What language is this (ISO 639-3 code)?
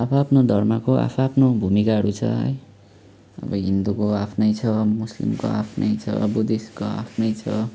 nep